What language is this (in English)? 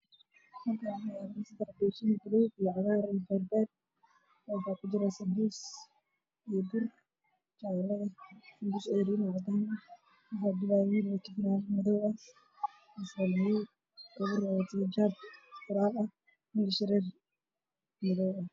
Somali